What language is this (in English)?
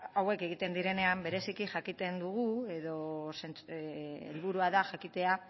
Basque